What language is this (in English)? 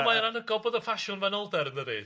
Welsh